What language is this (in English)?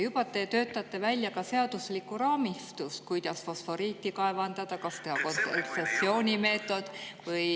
Estonian